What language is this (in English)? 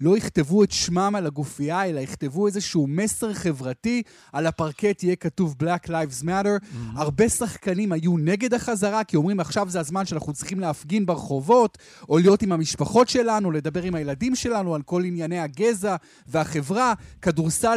Hebrew